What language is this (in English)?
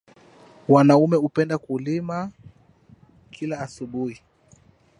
Swahili